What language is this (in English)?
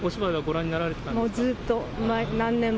Japanese